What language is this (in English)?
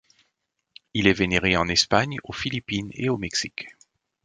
French